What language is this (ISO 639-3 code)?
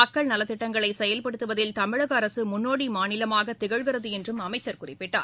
tam